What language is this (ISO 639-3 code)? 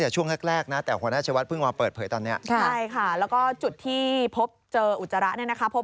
tha